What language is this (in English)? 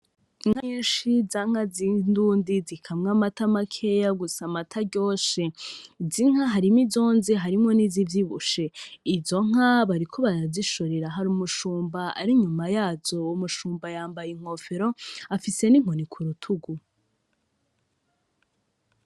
Rundi